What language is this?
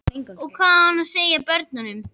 Icelandic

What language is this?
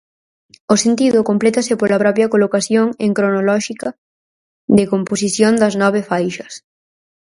Galician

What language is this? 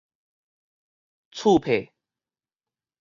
Min Nan Chinese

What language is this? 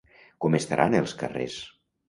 Catalan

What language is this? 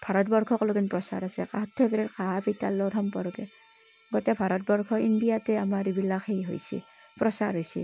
Assamese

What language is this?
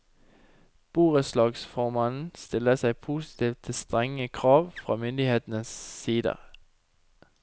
Norwegian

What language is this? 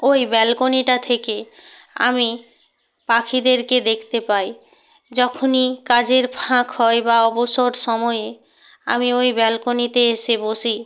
Bangla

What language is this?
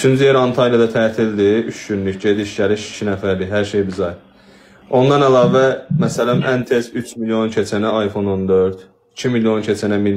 Turkish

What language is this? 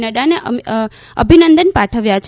Gujarati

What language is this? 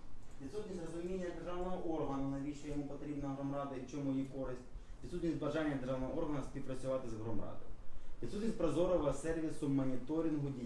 Ukrainian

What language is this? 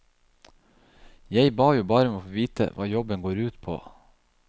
Norwegian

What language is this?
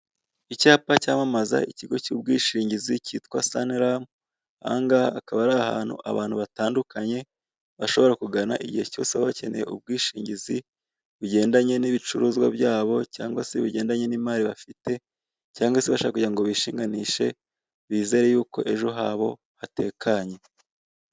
Kinyarwanda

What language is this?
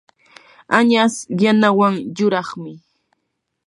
Yanahuanca Pasco Quechua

